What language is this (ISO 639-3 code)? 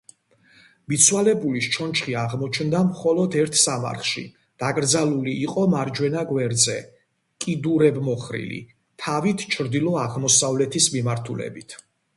kat